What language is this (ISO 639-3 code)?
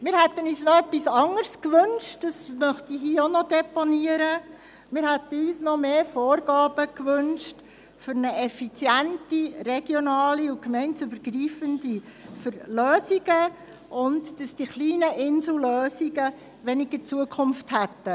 gsw